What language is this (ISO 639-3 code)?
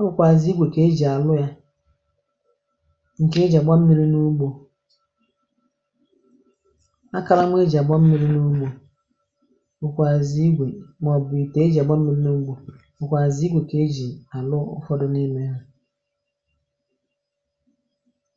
ibo